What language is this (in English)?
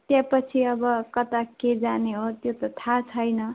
Nepali